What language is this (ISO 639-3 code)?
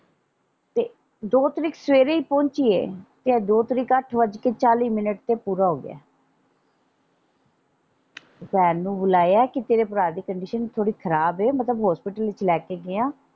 pan